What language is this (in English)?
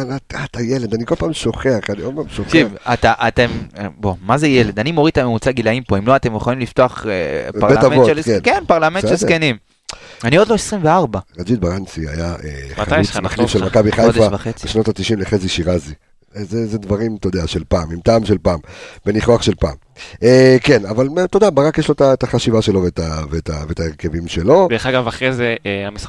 Hebrew